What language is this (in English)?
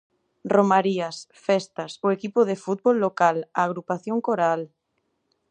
Galician